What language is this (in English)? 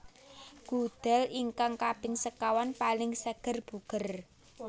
Javanese